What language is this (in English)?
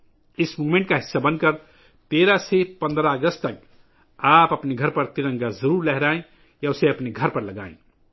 Urdu